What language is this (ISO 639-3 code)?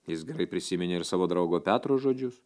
lit